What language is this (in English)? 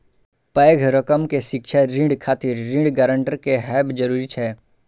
Maithili